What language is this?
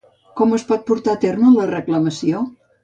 Catalan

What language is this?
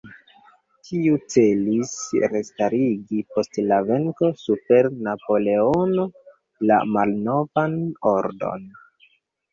Esperanto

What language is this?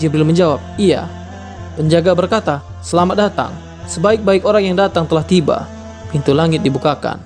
Indonesian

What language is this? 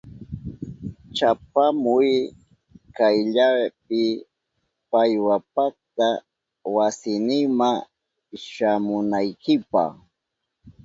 Southern Pastaza Quechua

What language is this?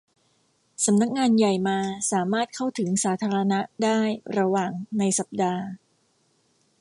Thai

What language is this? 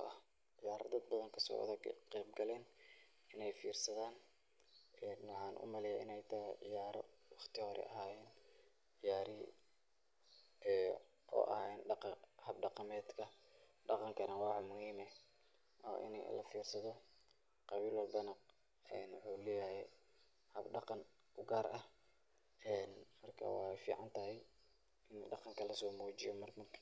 Somali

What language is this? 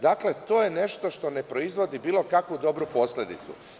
Serbian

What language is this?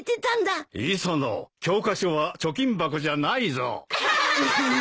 Japanese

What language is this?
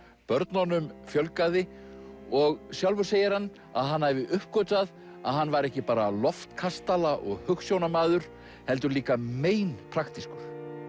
Icelandic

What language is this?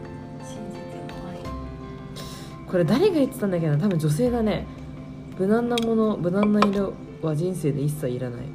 Japanese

